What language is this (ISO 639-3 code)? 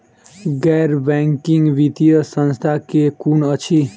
mai